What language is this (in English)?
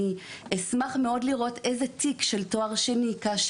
Hebrew